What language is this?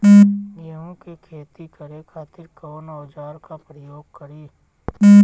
Bhojpuri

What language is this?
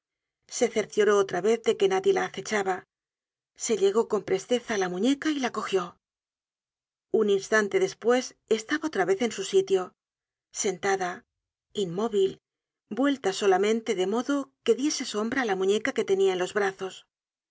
Spanish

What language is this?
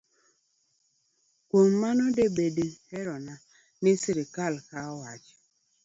Luo (Kenya and Tanzania)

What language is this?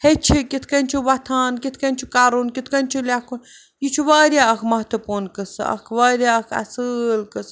Kashmiri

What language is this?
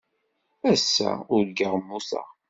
Kabyle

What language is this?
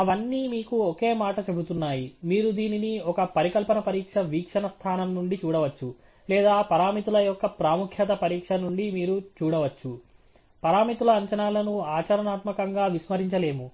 Telugu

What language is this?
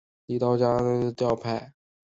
Chinese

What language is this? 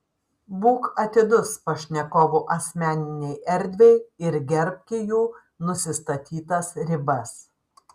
Lithuanian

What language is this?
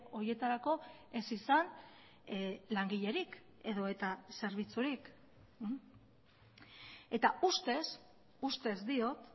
Basque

